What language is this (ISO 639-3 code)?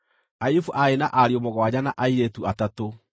kik